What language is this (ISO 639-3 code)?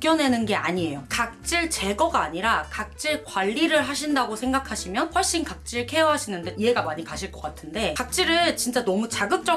kor